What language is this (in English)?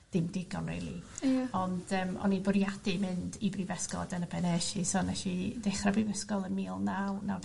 Welsh